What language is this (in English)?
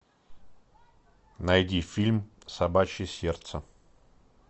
Russian